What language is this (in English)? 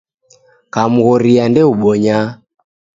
Taita